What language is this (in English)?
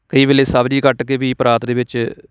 Punjabi